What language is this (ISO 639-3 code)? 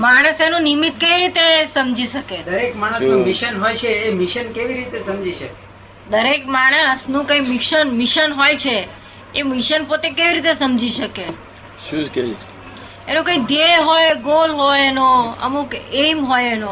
guj